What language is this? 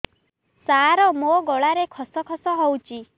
Odia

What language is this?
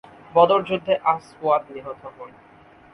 Bangla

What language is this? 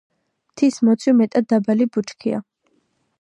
Georgian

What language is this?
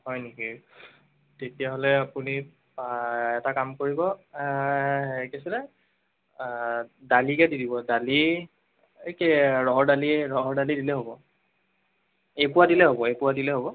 Assamese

